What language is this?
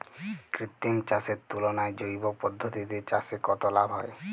Bangla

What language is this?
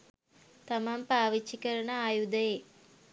Sinhala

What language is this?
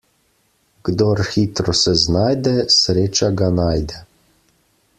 Slovenian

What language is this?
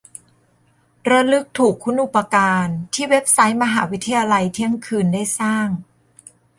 Thai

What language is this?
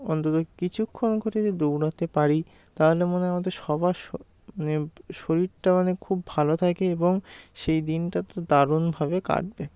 Bangla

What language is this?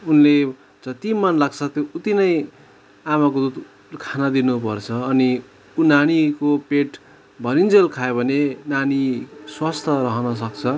Nepali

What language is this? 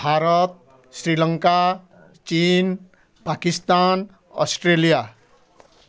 Odia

